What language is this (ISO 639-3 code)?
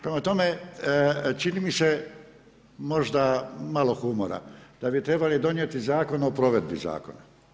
hrv